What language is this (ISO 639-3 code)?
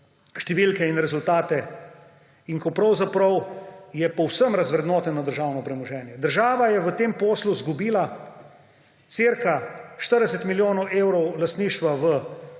slv